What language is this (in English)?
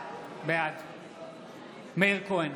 Hebrew